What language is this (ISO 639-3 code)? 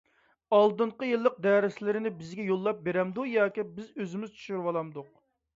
uig